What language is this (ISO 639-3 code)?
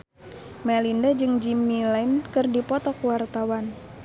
sun